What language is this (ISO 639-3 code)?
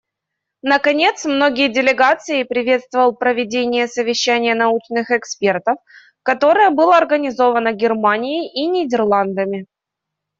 rus